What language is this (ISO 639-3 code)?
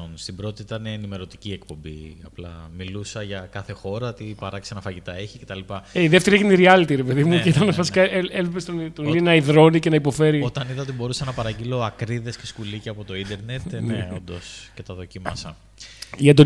ell